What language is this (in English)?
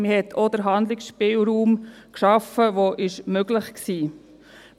Swiss German